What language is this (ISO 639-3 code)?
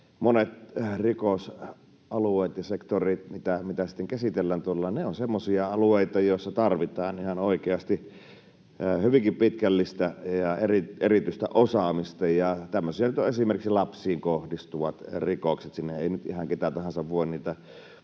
fin